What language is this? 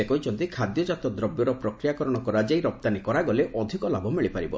Odia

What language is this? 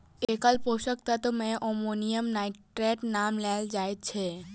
Maithili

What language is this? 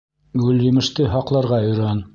Bashkir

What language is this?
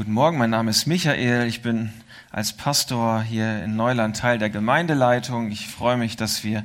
German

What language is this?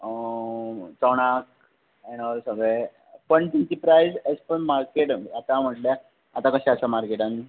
Konkani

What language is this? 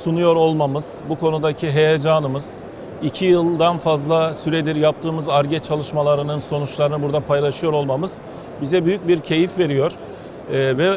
Turkish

